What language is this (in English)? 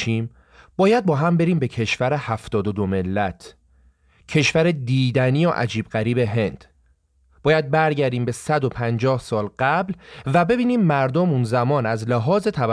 Persian